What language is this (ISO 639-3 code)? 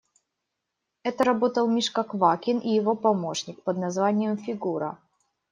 rus